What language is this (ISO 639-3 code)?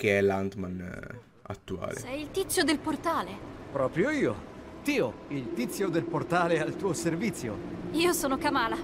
ita